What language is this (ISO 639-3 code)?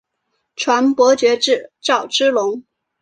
zho